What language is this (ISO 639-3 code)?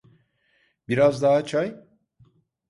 tur